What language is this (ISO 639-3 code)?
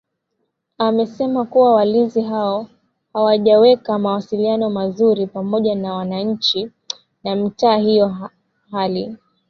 swa